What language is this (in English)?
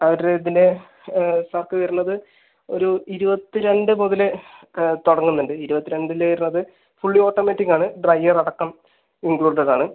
Malayalam